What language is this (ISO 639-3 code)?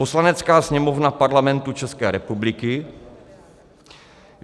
ces